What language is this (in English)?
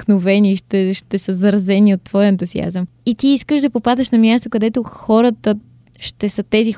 Bulgarian